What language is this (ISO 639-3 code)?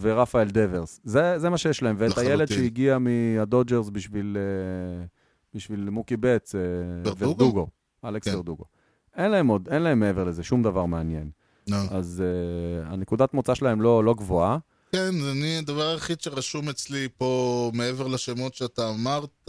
heb